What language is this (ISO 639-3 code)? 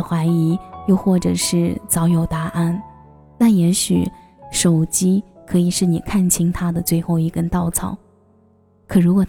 zho